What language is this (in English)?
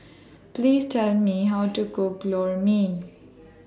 English